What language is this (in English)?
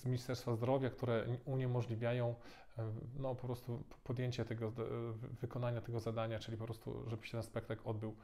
Polish